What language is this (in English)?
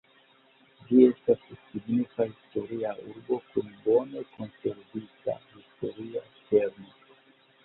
Esperanto